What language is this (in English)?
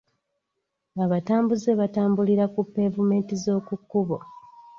Ganda